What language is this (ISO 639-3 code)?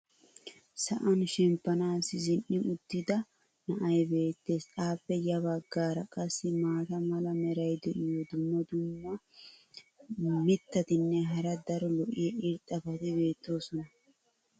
wal